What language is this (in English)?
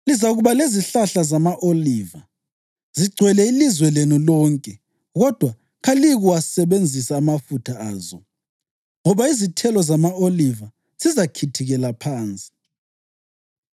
North Ndebele